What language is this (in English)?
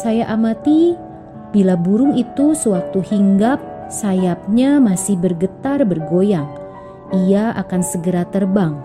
Indonesian